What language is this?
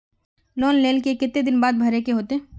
Magahi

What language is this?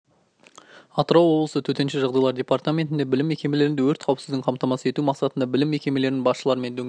Kazakh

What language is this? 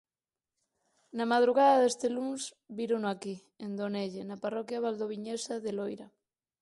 Galician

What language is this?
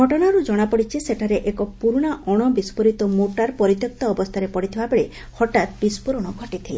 Odia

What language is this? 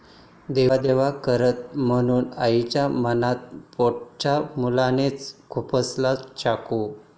Marathi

